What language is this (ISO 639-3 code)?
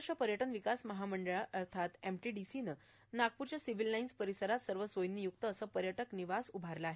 mar